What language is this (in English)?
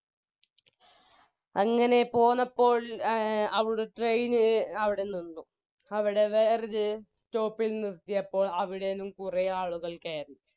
Malayalam